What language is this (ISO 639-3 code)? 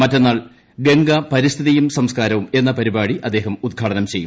mal